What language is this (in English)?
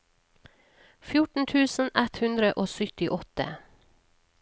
Norwegian